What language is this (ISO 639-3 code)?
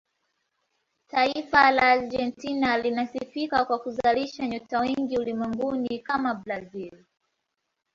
swa